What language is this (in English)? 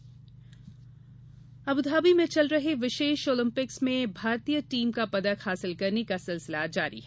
Hindi